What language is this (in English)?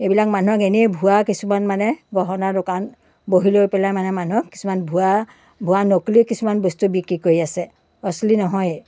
Assamese